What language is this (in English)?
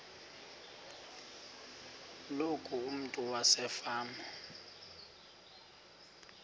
Xhosa